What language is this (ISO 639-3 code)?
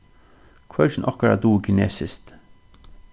fao